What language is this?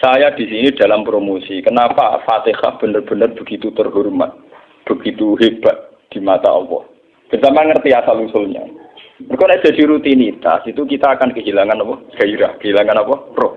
Indonesian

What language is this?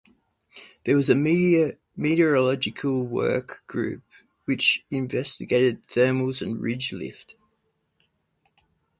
English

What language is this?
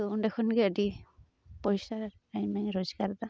Santali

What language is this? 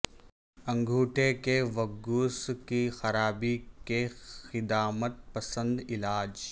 Urdu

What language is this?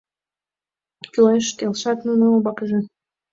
Mari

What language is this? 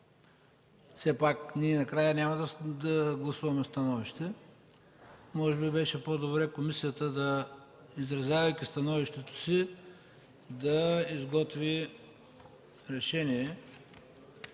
Bulgarian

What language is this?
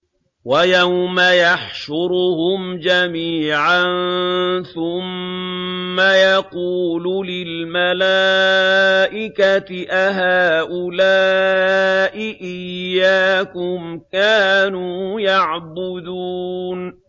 Arabic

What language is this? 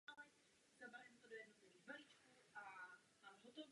Czech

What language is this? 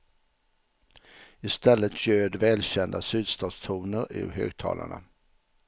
Swedish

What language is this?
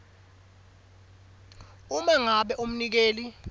Swati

